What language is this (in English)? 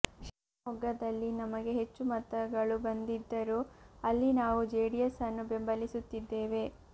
Kannada